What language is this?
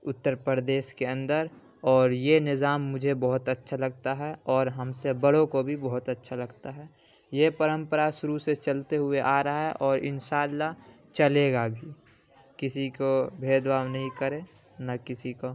Urdu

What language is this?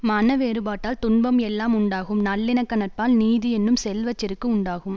Tamil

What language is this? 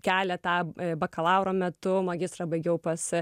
Lithuanian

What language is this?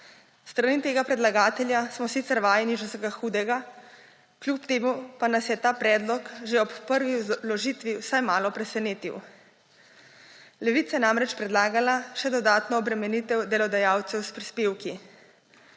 Slovenian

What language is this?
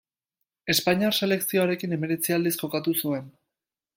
Basque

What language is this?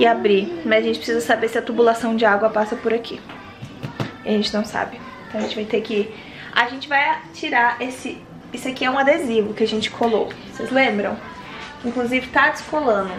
Portuguese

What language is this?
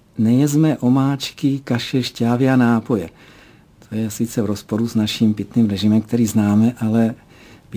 Czech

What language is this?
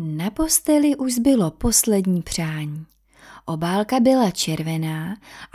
Czech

